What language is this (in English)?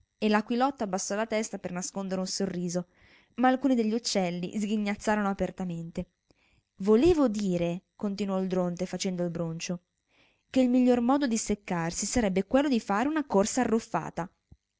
Italian